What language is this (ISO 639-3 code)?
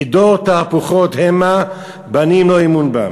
heb